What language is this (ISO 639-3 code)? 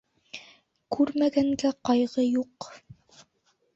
bak